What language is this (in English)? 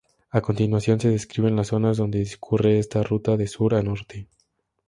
Spanish